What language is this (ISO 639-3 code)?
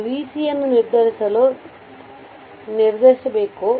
kan